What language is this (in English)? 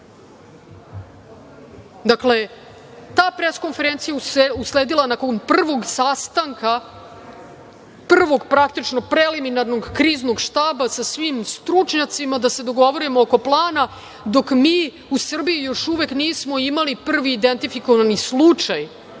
Serbian